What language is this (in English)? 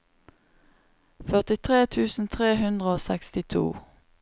Norwegian